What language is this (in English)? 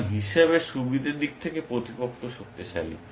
Bangla